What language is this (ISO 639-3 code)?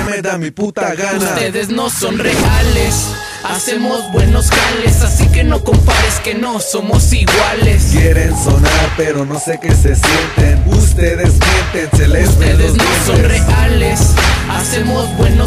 spa